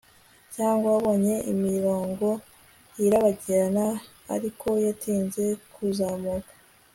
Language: Kinyarwanda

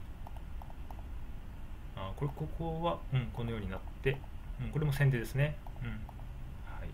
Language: Japanese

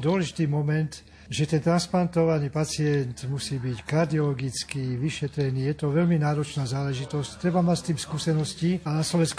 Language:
Slovak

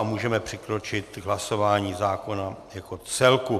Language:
Czech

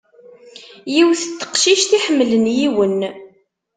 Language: Kabyle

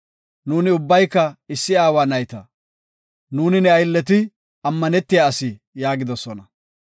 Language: Gofa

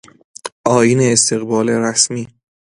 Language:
Persian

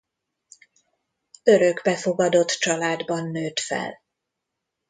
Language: Hungarian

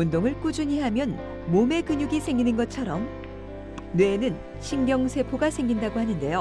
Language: Korean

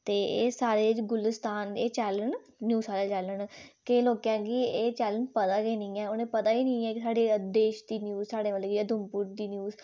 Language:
Dogri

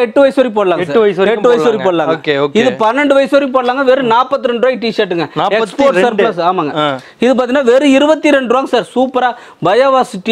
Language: Indonesian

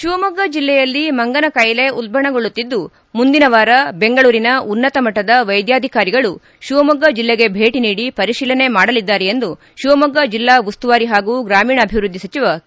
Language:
Kannada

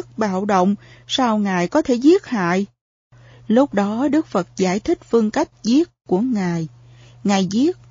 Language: Vietnamese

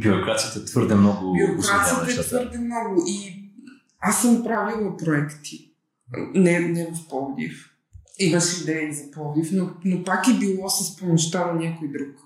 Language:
Bulgarian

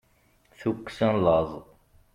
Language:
Kabyle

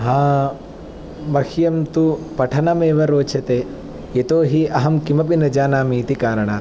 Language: Sanskrit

